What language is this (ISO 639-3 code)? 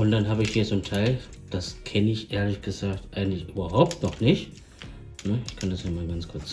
deu